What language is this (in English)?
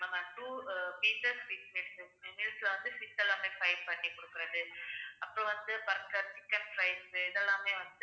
Tamil